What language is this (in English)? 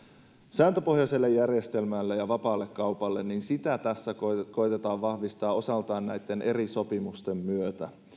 Finnish